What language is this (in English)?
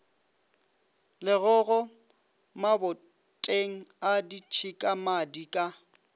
Northern Sotho